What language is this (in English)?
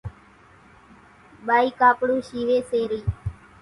Kachi Koli